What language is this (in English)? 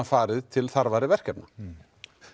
Icelandic